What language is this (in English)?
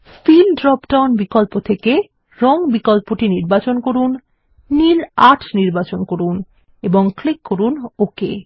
Bangla